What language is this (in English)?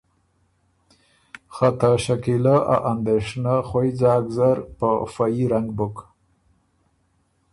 Ormuri